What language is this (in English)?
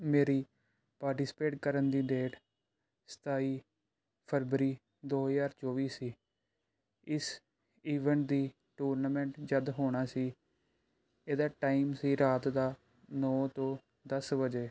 Punjabi